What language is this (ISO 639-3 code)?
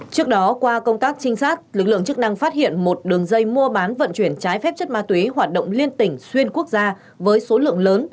vie